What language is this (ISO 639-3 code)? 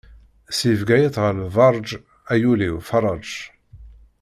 kab